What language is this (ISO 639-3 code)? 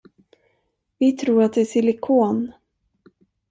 swe